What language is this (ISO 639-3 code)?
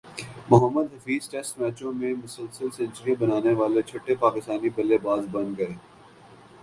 urd